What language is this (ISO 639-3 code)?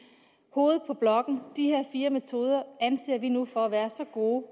dan